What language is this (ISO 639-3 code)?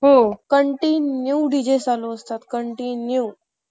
mar